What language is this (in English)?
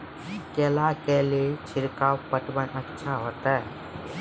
Maithili